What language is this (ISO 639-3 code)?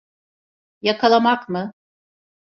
tur